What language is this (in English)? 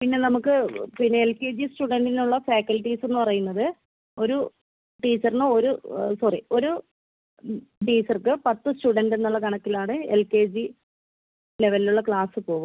Malayalam